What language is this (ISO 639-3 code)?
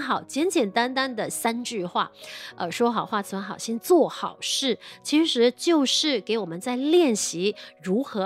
zho